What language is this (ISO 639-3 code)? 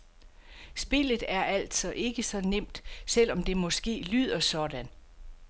dan